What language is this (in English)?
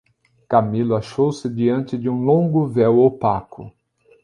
Portuguese